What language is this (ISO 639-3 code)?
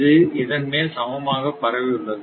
tam